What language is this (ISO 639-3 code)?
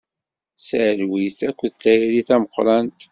kab